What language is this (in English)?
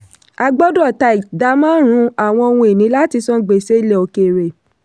Yoruba